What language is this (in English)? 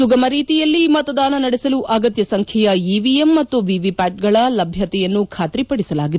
Kannada